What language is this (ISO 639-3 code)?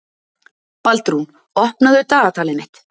isl